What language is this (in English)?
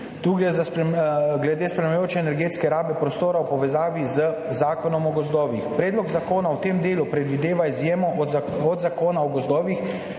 Slovenian